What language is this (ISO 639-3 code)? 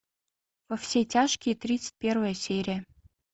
rus